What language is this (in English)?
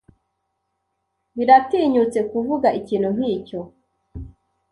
Kinyarwanda